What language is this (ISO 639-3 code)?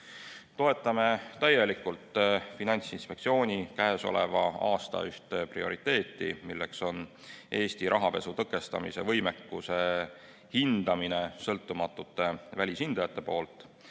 est